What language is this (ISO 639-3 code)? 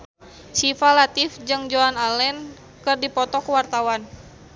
sun